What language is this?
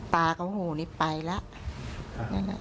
Thai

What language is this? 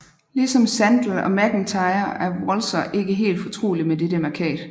Danish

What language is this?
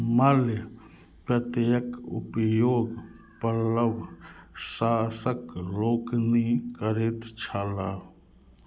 Maithili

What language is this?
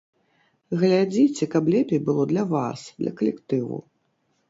Belarusian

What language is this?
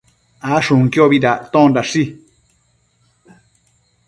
Matsés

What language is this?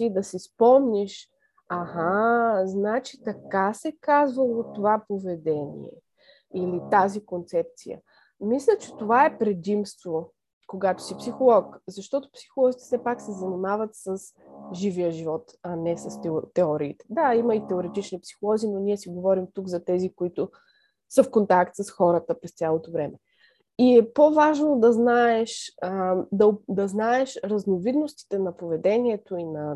Bulgarian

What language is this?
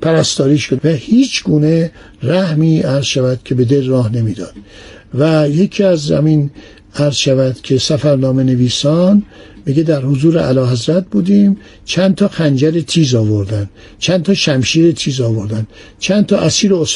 Persian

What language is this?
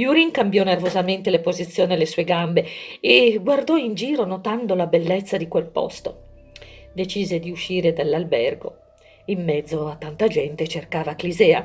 Italian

